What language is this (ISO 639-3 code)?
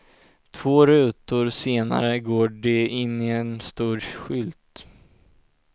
swe